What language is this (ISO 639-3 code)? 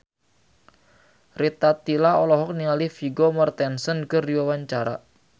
sun